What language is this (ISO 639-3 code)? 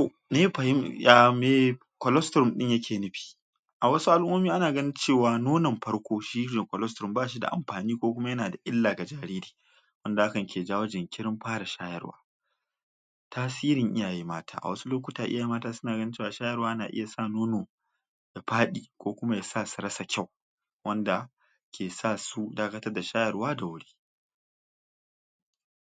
hau